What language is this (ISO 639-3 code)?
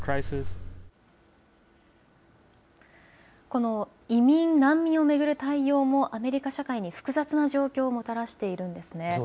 jpn